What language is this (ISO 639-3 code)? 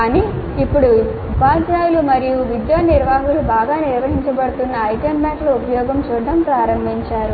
tel